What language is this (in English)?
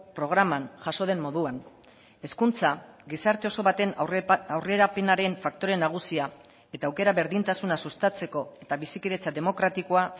Basque